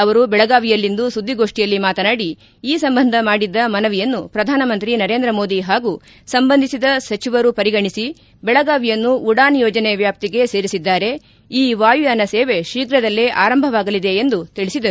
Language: Kannada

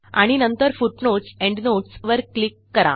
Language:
Marathi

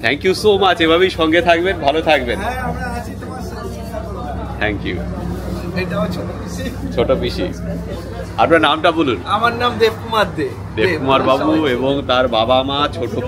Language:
Bangla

